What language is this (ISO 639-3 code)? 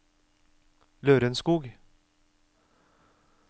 nor